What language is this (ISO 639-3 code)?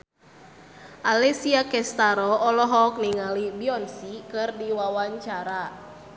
sun